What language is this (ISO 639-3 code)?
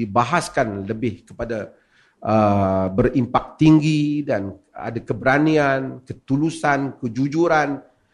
msa